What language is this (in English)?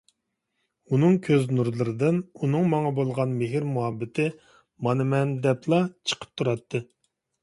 Uyghur